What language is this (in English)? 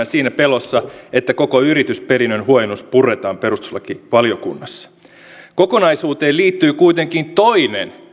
Finnish